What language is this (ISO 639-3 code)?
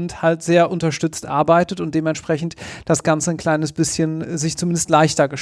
deu